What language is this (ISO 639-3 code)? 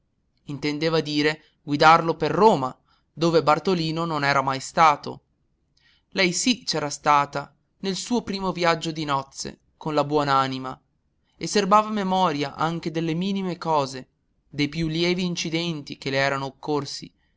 ita